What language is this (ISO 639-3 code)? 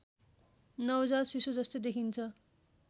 nep